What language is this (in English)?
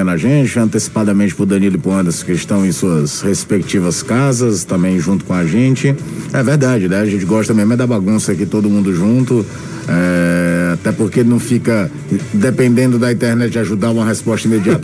Portuguese